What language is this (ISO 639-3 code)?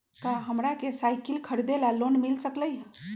mag